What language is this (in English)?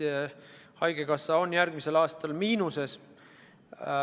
Estonian